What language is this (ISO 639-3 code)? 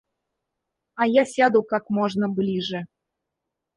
rus